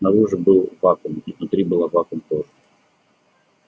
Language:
Russian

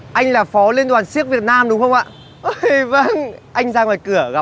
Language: Vietnamese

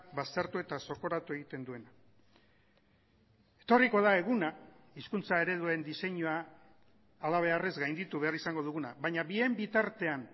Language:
Basque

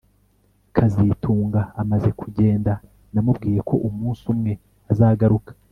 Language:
Kinyarwanda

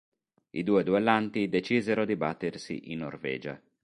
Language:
Italian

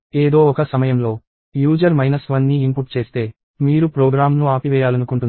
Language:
Telugu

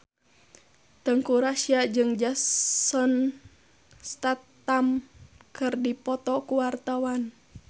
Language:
Sundanese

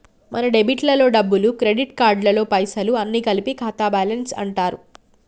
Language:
Telugu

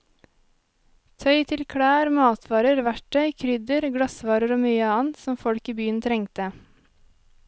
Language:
Norwegian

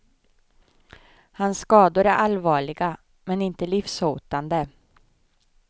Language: Swedish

